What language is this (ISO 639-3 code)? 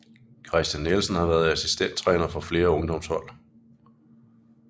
dan